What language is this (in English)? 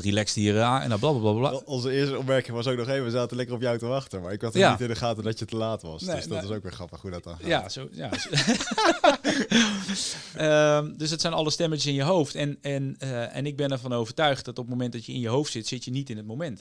Dutch